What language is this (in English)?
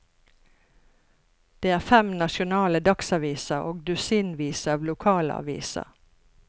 Norwegian